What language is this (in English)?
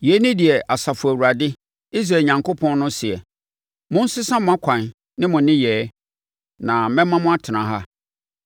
Akan